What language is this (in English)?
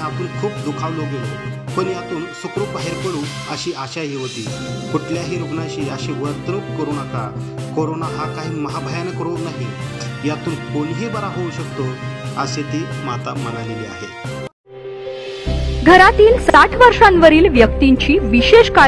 Romanian